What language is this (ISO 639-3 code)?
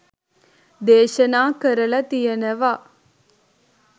sin